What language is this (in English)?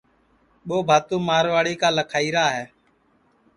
Sansi